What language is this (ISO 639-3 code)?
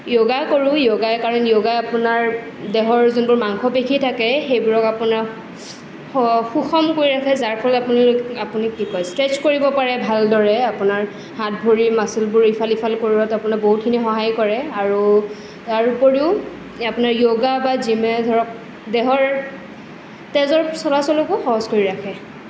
asm